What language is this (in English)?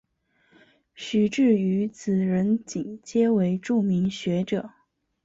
Chinese